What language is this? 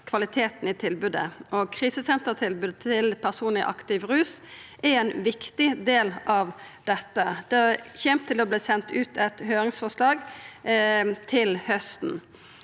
Norwegian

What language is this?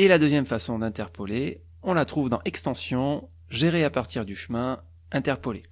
French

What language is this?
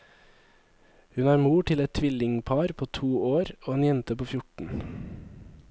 Norwegian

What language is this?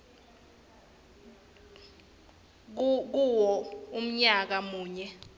Swati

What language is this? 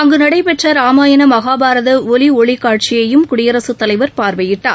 Tamil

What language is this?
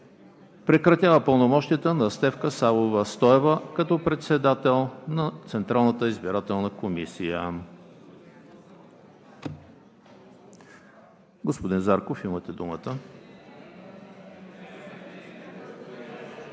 Bulgarian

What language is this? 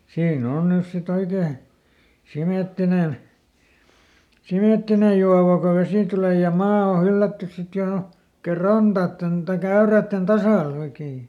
Finnish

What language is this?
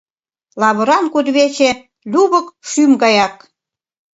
Mari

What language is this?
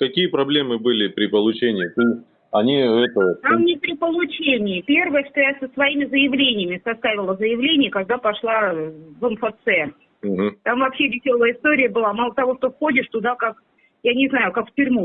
Russian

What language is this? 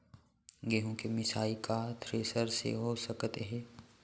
Chhattisgarhi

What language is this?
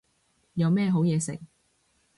Cantonese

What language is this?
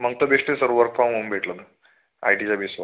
Marathi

